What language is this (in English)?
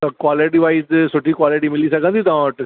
Sindhi